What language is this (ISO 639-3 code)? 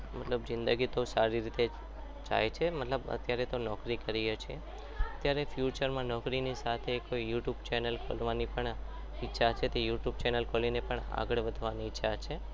guj